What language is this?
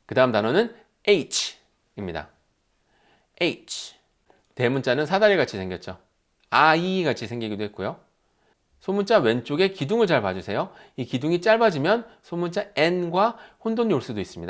Korean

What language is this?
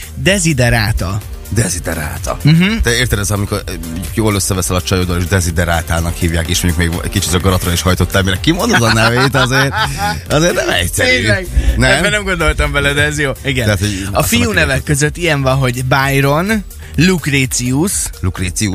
Hungarian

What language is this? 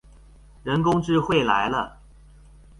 Chinese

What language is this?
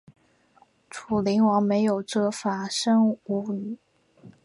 Chinese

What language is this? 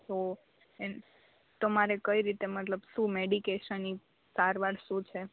Gujarati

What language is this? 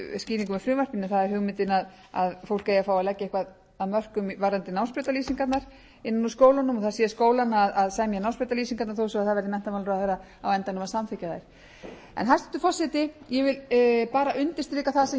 Icelandic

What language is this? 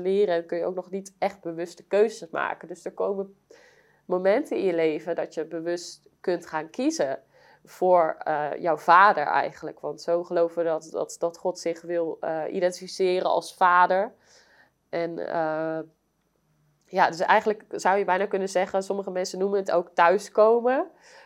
Dutch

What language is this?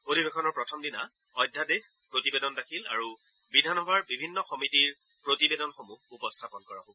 Assamese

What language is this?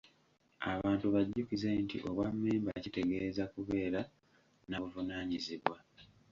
Ganda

